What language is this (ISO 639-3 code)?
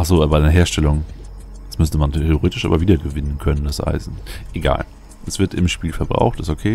deu